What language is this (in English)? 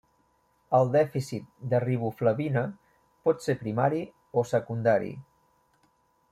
Catalan